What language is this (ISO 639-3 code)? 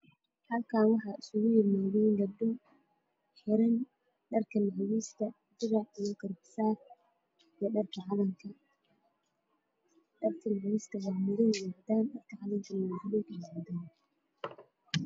som